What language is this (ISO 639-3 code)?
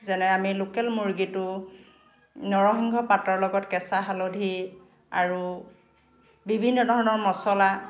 asm